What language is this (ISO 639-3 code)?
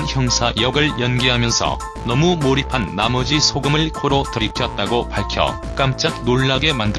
kor